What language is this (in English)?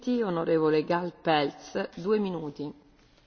Hungarian